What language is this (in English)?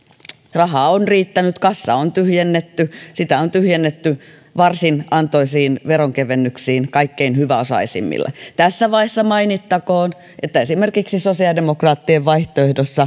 Finnish